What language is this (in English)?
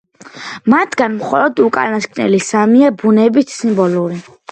Georgian